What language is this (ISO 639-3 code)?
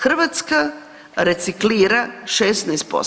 hrv